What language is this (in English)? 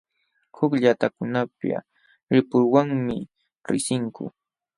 Jauja Wanca Quechua